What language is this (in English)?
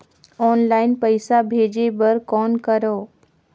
Chhattisgarhi